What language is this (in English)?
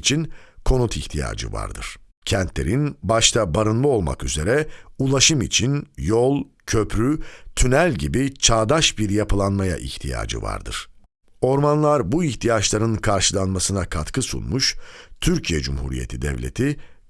Turkish